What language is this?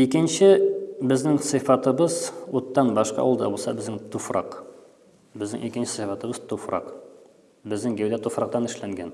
Turkish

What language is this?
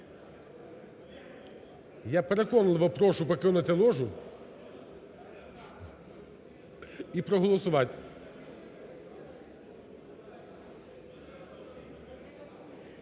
Ukrainian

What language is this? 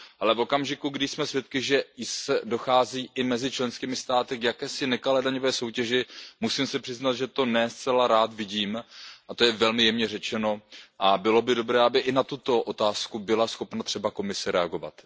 Czech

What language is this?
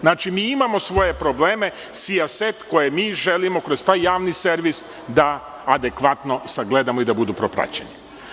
Serbian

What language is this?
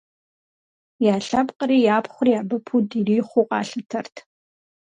Kabardian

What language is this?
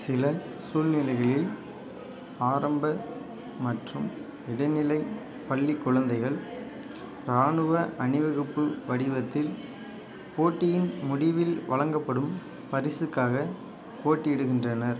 Tamil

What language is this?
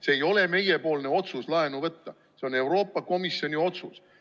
Estonian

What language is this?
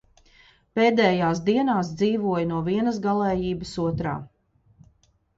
Latvian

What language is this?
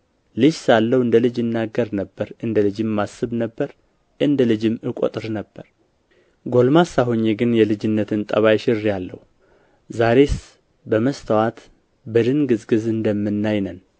Amharic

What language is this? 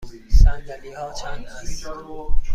Persian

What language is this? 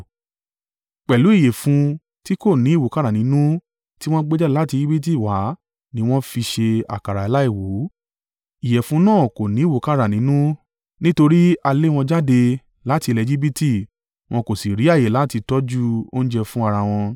Yoruba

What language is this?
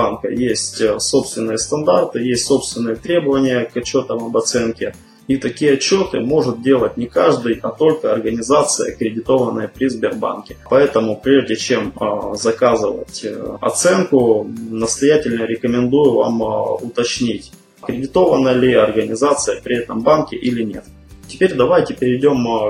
Russian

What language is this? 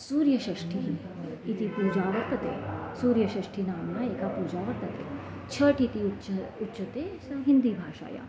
Sanskrit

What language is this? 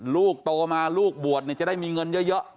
Thai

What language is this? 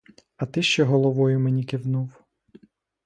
Ukrainian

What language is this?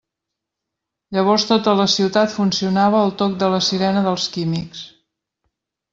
Catalan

